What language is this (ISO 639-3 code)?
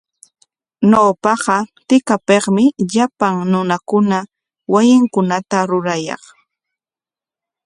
qwa